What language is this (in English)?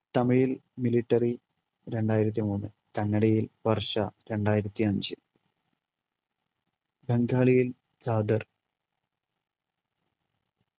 Malayalam